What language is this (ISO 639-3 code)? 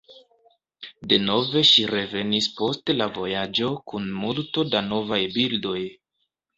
epo